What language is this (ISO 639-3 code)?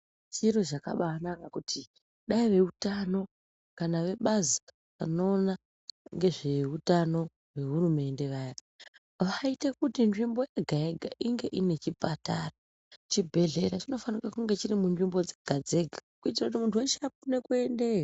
ndc